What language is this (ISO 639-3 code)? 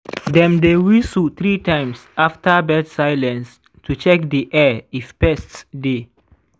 pcm